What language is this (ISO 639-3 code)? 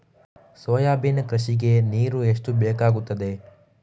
kan